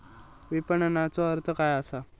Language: Marathi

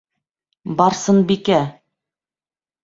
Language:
Bashkir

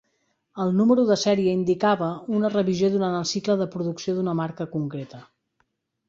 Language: Catalan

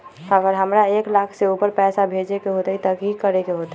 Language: Magahi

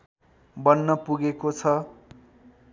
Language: Nepali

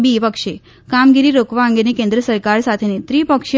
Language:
Gujarati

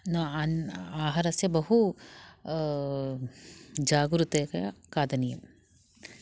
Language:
Sanskrit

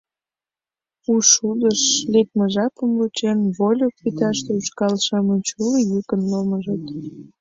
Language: Mari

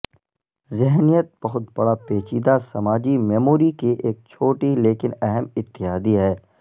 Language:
Urdu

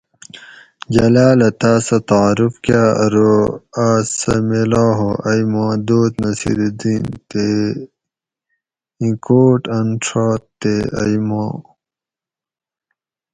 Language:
Gawri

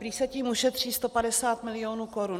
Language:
Czech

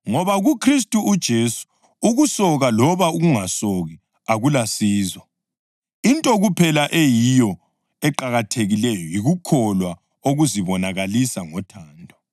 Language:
North Ndebele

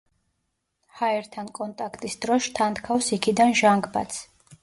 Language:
Georgian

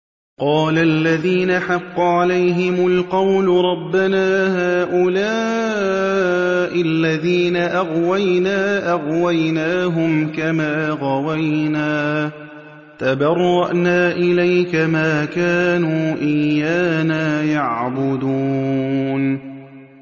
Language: Arabic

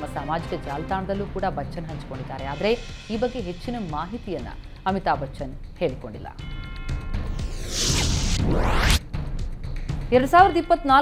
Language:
Kannada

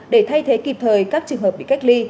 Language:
Vietnamese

